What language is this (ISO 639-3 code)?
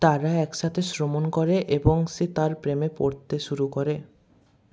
ben